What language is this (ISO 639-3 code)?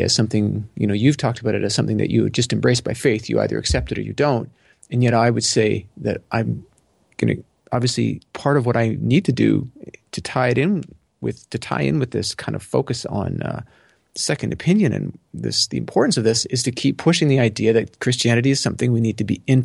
eng